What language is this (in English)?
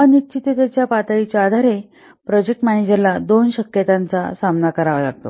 Marathi